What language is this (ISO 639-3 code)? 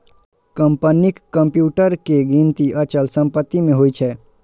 mai